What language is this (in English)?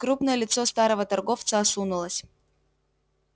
Russian